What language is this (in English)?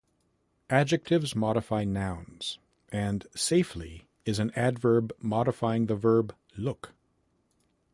English